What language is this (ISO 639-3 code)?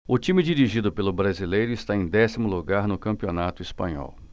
por